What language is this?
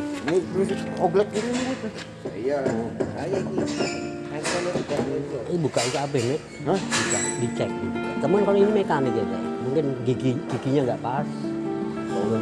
Indonesian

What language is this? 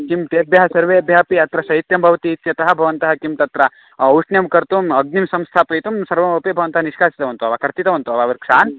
Sanskrit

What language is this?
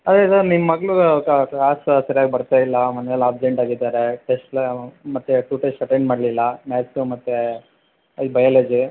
Kannada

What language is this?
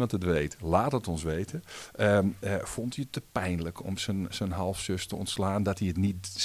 Dutch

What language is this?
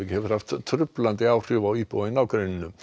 Icelandic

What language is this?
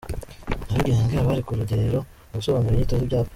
Kinyarwanda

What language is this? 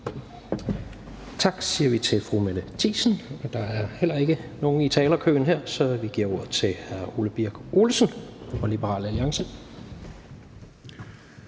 Danish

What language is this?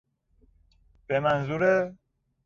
Persian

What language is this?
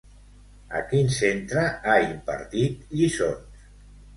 Catalan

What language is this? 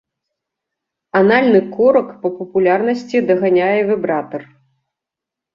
Belarusian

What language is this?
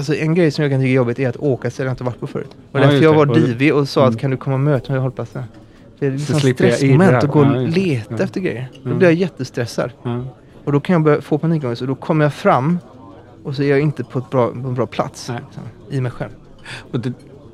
Swedish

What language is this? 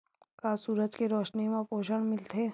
Chhattisgarhi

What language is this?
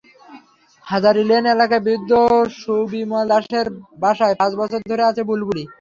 Bangla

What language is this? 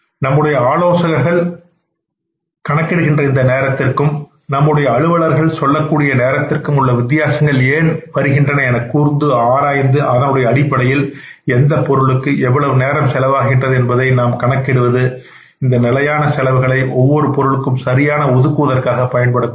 Tamil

